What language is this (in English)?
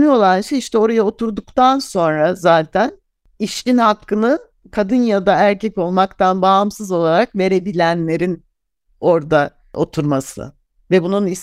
Turkish